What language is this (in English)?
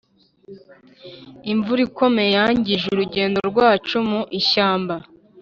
Kinyarwanda